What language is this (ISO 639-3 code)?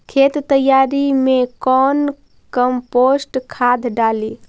mag